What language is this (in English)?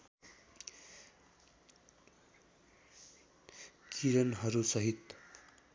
Nepali